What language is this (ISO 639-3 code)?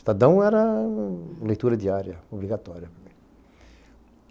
por